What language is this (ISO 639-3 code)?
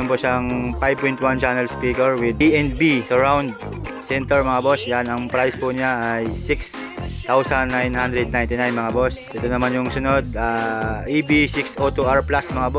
fil